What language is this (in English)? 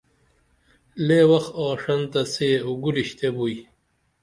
Dameli